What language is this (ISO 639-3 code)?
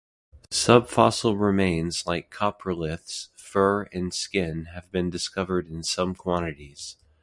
eng